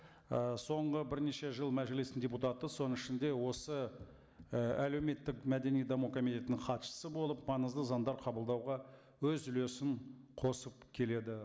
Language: Kazakh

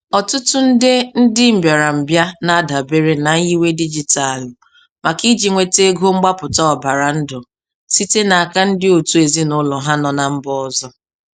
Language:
Igbo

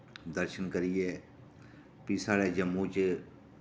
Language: Dogri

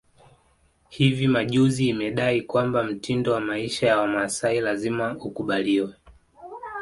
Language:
Swahili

